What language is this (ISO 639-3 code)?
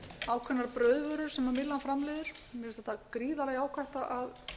isl